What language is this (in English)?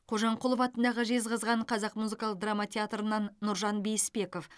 Kazakh